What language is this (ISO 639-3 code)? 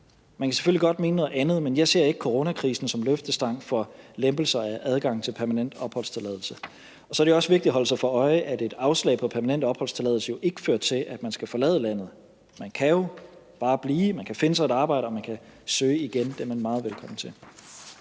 dan